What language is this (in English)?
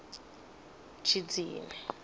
Venda